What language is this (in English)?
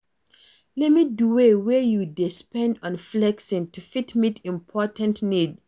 Nigerian Pidgin